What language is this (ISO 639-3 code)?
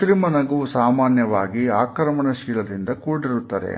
kan